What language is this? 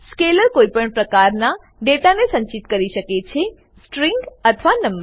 Gujarati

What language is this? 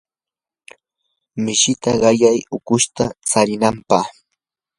Yanahuanca Pasco Quechua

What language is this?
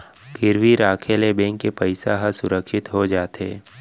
Chhattisgarhi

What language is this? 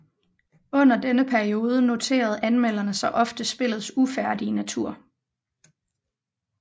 Danish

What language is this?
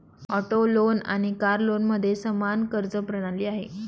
Marathi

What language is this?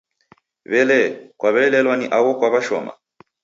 Taita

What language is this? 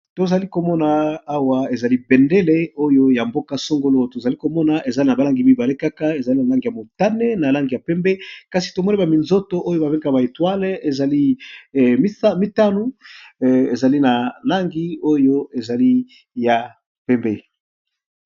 Lingala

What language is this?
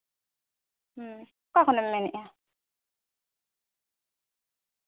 Santali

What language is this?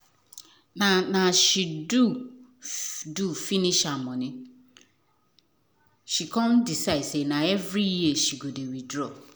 Nigerian Pidgin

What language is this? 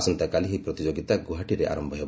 Odia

